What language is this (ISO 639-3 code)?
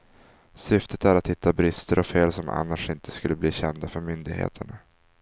swe